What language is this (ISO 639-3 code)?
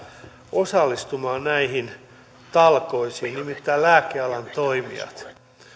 fin